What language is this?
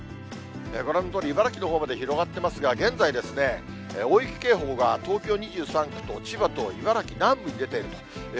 Japanese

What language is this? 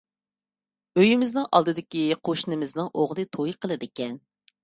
Uyghur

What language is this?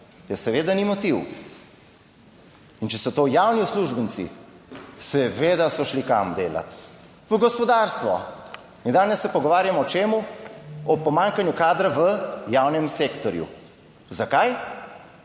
Slovenian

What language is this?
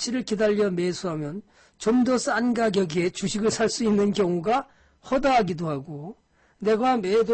Korean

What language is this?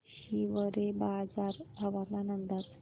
Marathi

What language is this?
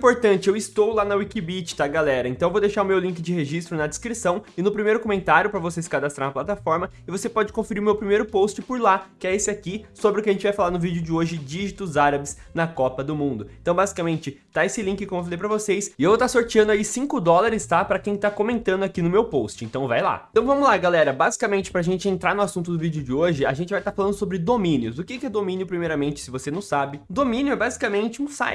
Portuguese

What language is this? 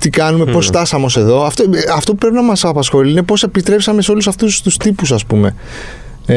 Greek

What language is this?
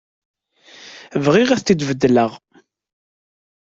Kabyle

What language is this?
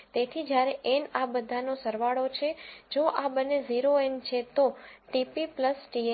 Gujarati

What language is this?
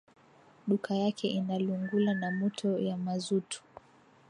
Swahili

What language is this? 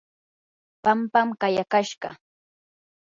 Yanahuanca Pasco Quechua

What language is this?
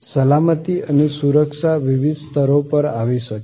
Gujarati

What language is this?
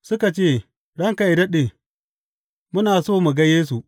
Hausa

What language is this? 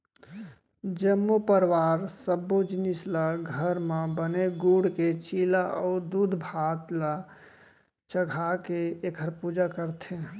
Chhattisgarhi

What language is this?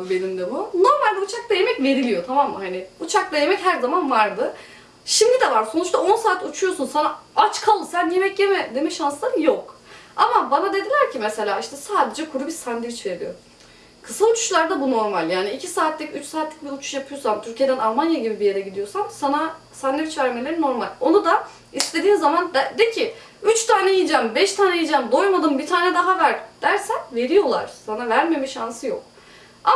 Turkish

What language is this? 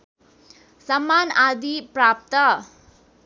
Nepali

